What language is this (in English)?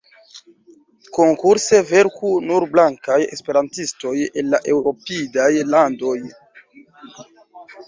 Esperanto